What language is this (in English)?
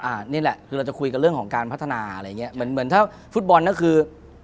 Thai